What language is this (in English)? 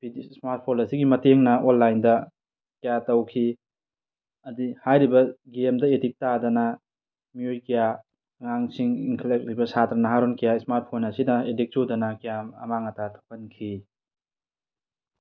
Manipuri